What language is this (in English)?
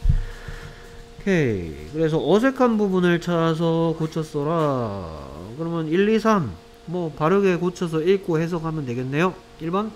Korean